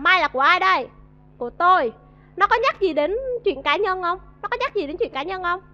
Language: Vietnamese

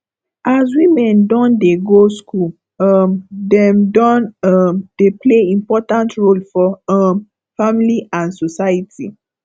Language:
Nigerian Pidgin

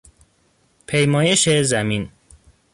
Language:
Persian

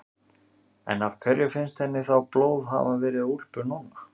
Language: Icelandic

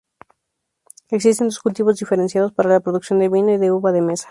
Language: Spanish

